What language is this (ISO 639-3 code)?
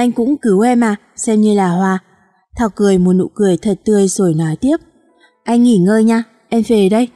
vie